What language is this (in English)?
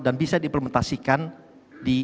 Indonesian